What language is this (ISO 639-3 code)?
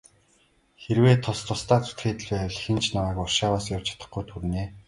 mon